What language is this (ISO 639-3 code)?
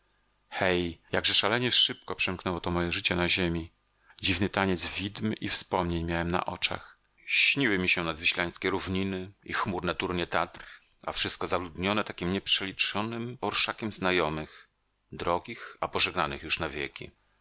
pol